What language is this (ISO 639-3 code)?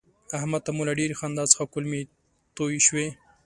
pus